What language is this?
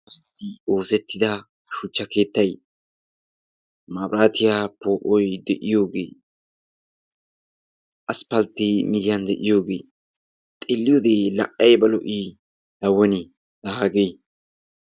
Wolaytta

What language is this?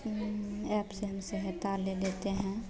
Hindi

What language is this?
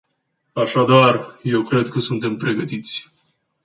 Romanian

